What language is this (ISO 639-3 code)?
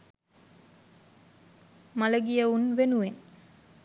sin